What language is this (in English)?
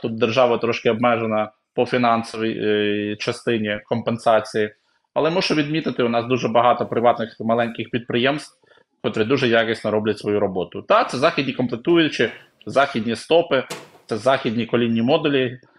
Ukrainian